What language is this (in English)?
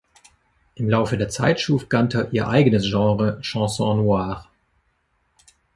German